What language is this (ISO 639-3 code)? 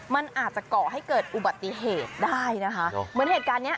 tha